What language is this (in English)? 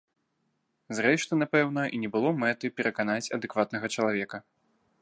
Belarusian